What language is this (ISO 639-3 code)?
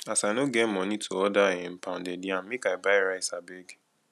pcm